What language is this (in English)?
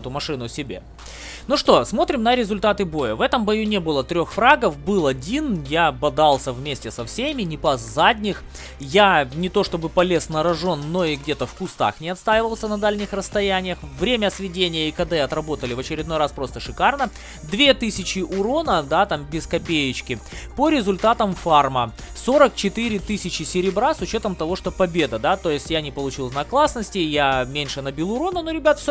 Russian